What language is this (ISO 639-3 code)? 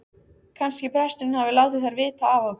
isl